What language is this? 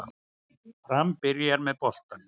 Icelandic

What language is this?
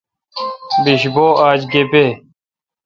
Kalkoti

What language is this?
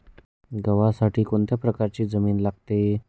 Marathi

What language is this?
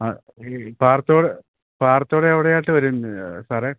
Malayalam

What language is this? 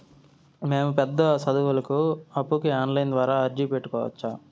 Telugu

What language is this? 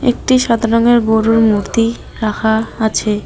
Bangla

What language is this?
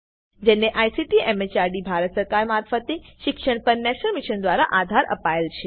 Gujarati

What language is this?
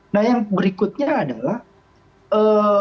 Indonesian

